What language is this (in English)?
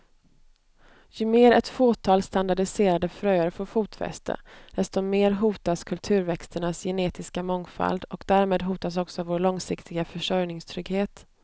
Swedish